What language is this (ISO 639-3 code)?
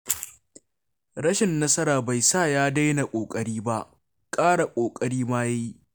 hau